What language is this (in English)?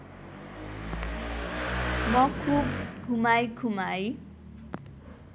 Nepali